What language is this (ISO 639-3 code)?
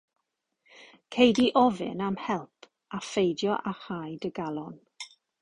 cym